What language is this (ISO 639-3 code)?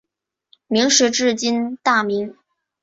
zho